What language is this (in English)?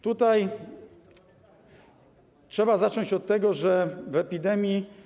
Polish